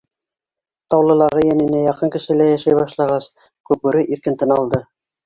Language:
Bashkir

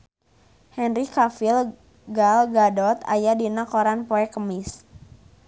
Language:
Sundanese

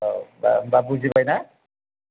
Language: Bodo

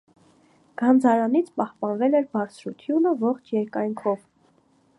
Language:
Armenian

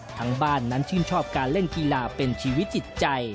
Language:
Thai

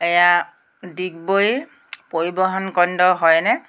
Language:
Assamese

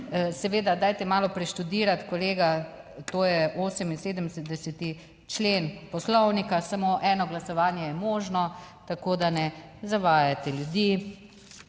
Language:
Slovenian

